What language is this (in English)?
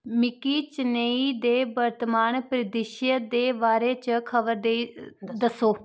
Dogri